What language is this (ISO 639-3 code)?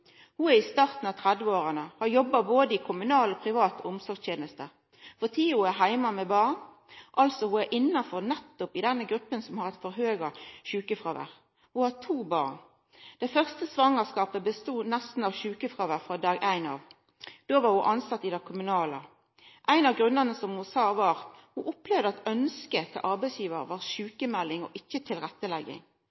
nno